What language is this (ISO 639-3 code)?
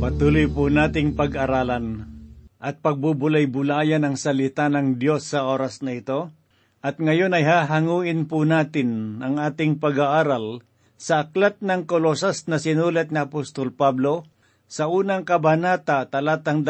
fil